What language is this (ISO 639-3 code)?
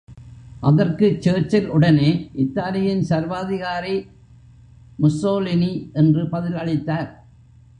tam